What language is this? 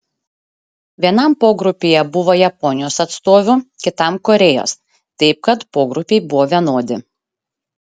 Lithuanian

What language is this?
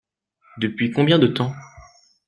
French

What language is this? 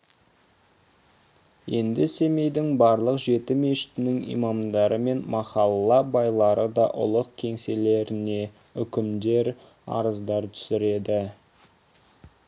Kazakh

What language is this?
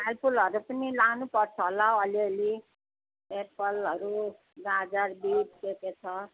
Nepali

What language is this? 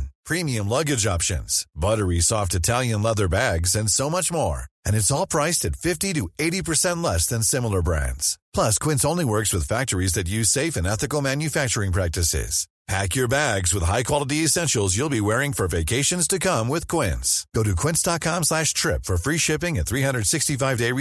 Swedish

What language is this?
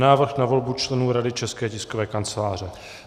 Czech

